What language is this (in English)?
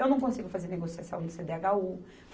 Portuguese